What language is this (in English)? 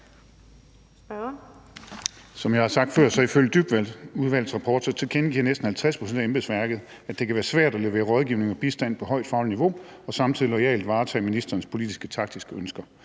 Danish